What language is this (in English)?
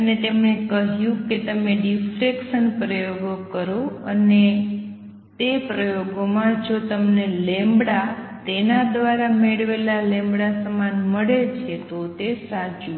Gujarati